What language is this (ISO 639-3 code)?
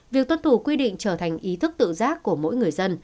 vie